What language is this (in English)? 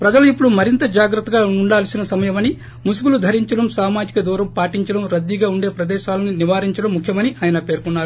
Telugu